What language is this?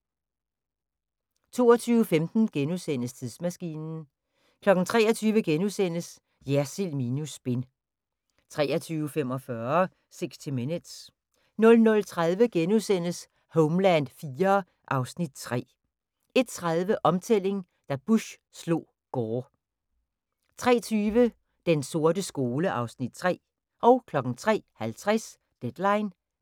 Danish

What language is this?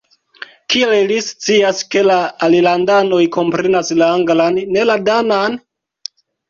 Esperanto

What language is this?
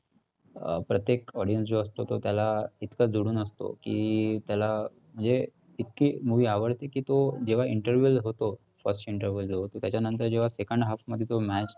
Marathi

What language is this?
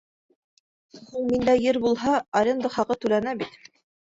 Bashkir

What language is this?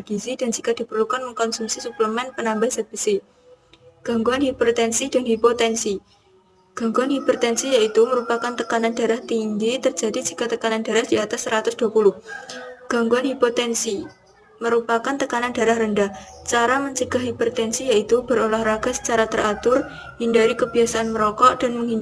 Indonesian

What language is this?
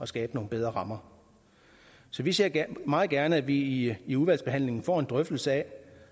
Danish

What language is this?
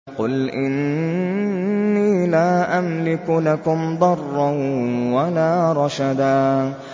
Arabic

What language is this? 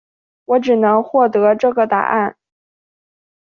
Chinese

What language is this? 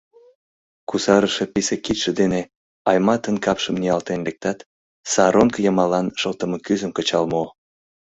Mari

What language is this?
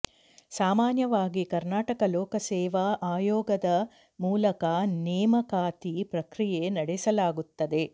Kannada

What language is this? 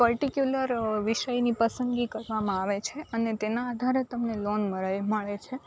Gujarati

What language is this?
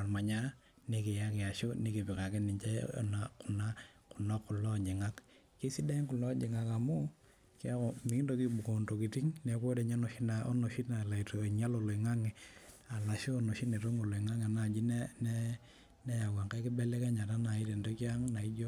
Masai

